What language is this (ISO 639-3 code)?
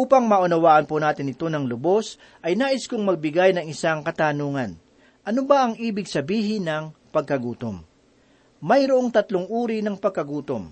fil